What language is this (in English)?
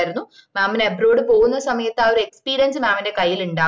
Malayalam